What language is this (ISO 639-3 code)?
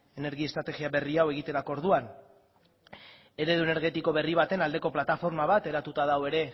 eus